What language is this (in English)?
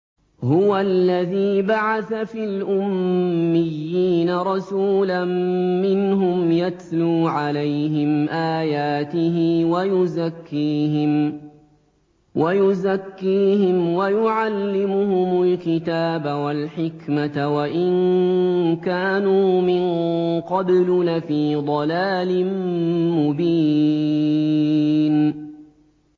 Arabic